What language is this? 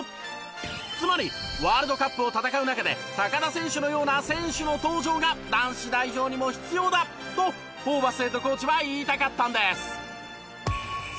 Japanese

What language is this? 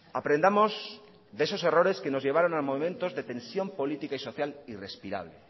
Spanish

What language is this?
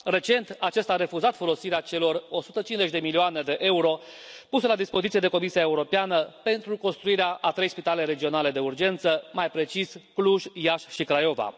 Romanian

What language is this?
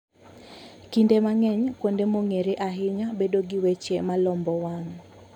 Luo (Kenya and Tanzania)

